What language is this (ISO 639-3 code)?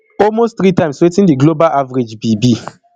pcm